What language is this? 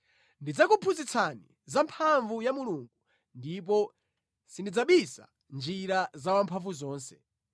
Nyanja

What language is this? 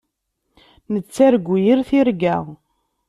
Kabyle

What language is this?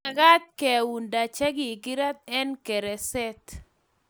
Kalenjin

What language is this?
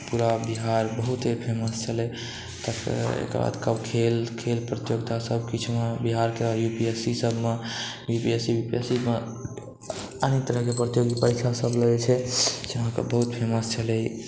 Maithili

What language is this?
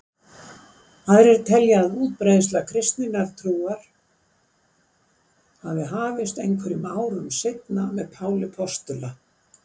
Icelandic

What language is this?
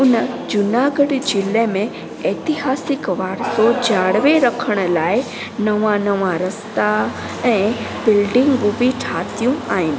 Sindhi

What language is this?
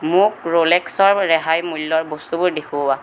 Assamese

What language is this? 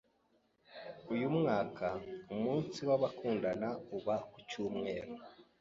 Kinyarwanda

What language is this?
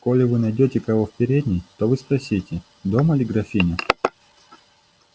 Russian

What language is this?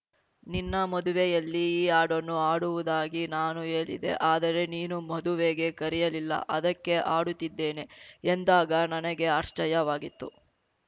Kannada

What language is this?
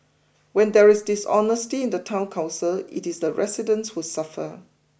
English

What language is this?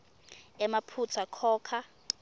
Swati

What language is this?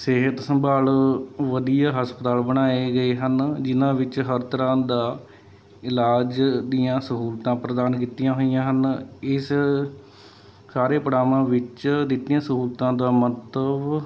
Punjabi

